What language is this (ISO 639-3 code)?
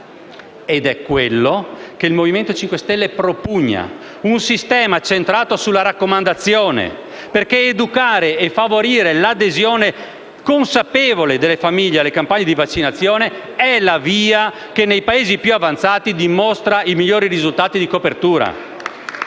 ita